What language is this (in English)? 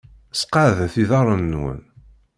Kabyle